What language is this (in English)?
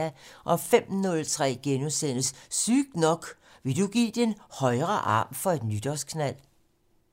Danish